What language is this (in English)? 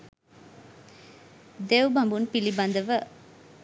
Sinhala